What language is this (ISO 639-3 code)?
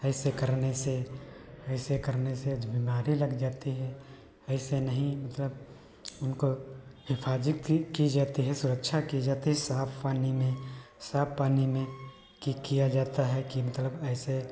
hin